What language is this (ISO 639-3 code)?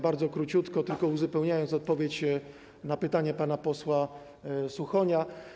pol